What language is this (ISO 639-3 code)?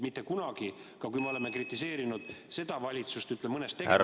est